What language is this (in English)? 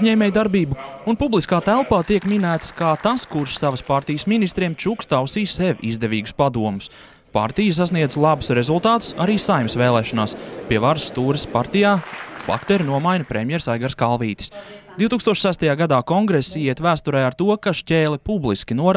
Latvian